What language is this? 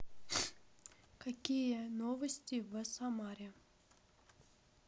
Russian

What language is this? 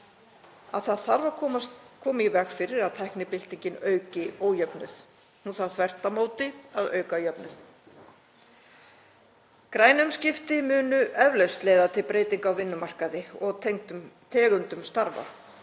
Icelandic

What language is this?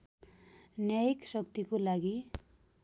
Nepali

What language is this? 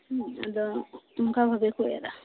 Santali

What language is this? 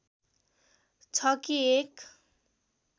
Nepali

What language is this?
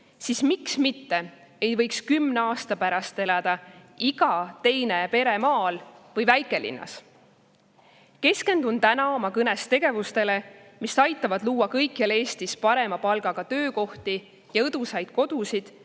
Estonian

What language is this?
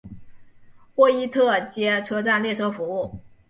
Chinese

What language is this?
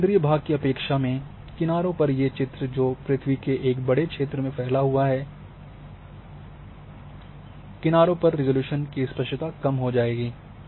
Hindi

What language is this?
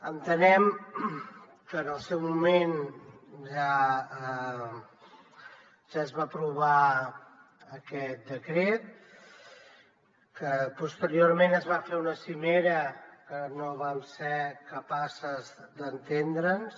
Catalan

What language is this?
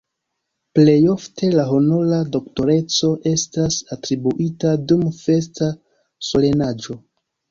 Esperanto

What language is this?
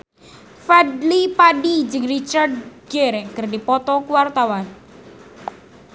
Sundanese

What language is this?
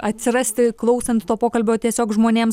Lithuanian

